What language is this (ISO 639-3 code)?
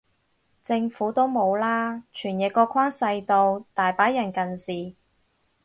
yue